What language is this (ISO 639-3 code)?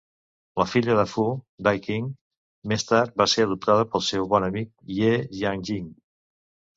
cat